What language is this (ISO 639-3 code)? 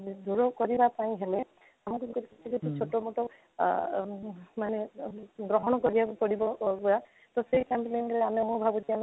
ori